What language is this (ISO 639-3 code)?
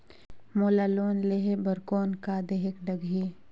hne